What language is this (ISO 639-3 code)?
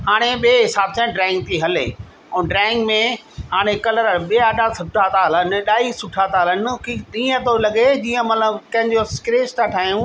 snd